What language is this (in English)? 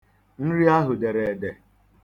Igbo